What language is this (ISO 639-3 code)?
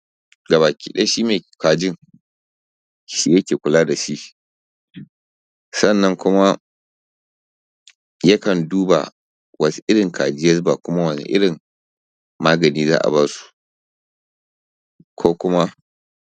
hau